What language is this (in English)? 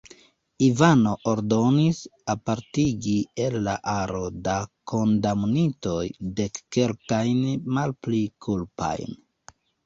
Esperanto